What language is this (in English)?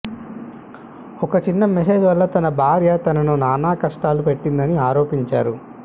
Telugu